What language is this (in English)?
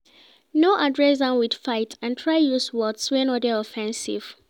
Nigerian Pidgin